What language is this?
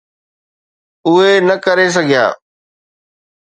Sindhi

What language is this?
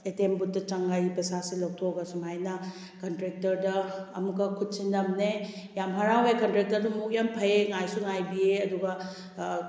Manipuri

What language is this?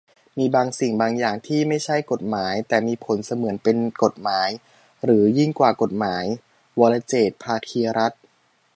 Thai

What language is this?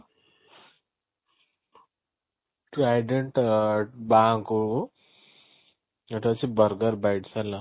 Odia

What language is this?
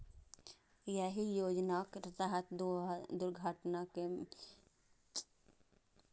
Maithili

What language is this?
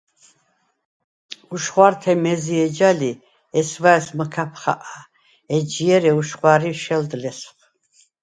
Svan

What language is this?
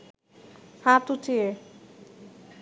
Bangla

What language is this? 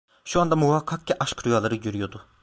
Turkish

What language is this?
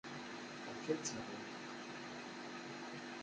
Kabyle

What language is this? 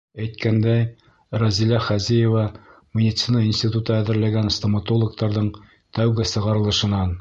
Bashkir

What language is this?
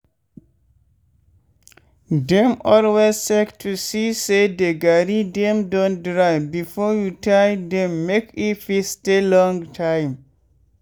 Nigerian Pidgin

